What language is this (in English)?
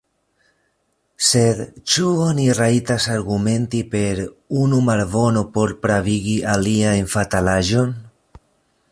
Esperanto